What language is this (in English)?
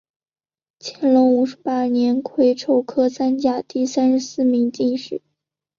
Chinese